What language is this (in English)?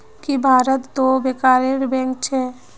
Magahi